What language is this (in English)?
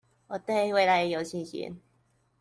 Chinese